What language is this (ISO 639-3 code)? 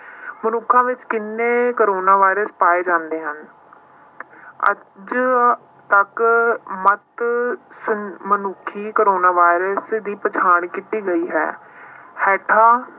pan